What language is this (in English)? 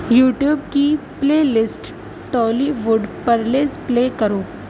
Urdu